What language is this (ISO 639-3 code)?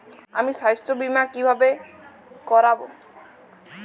ben